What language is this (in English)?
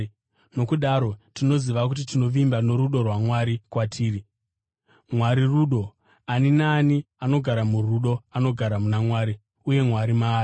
Shona